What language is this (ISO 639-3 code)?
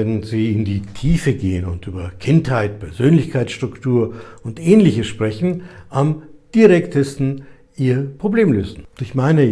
deu